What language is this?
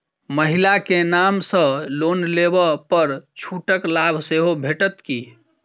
Maithili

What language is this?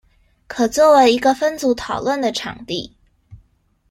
Chinese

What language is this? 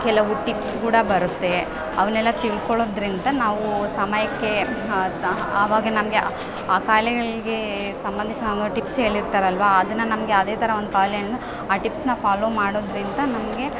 Kannada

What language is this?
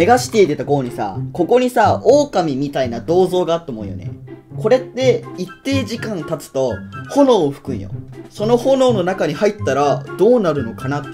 Japanese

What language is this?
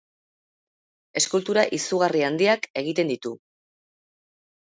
Basque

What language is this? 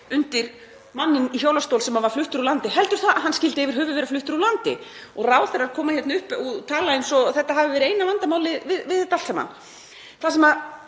Icelandic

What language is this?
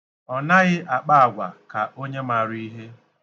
Igbo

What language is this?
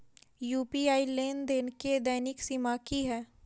Maithili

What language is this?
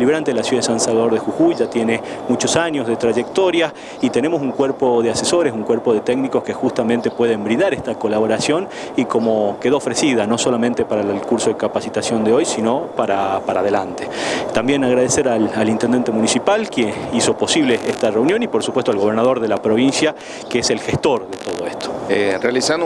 Spanish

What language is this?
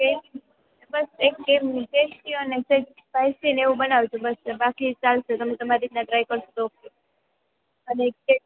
Gujarati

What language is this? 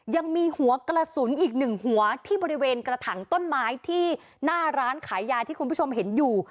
Thai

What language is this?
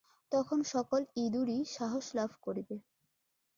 Bangla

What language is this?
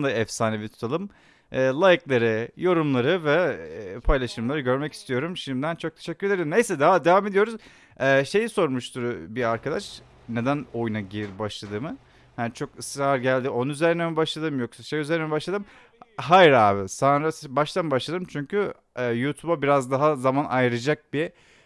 Turkish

